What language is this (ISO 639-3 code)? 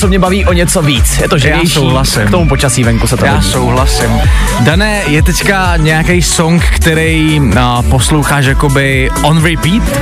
ces